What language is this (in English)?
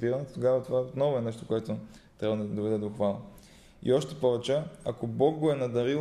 Bulgarian